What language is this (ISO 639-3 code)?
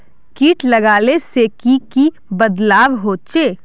mag